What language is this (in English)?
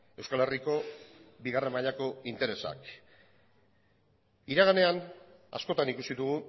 Basque